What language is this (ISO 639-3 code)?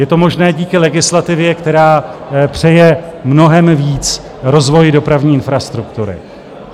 ces